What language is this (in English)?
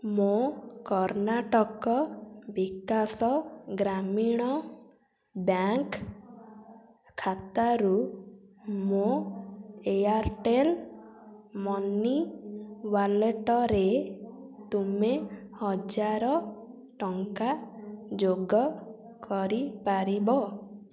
Odia